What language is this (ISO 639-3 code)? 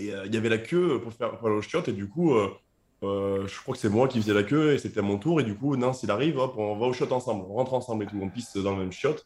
fra